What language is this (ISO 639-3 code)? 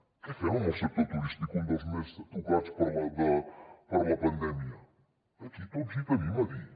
cat